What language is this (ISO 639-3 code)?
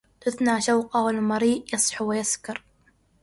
ara